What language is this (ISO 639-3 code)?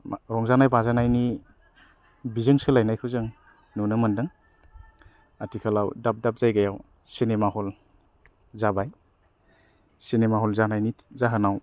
brx